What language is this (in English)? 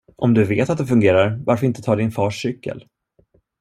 Swedish